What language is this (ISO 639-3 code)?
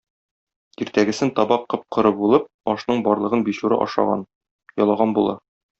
tat